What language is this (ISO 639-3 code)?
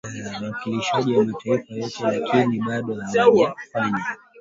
swa